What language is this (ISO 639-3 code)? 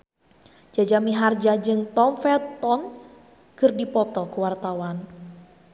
sun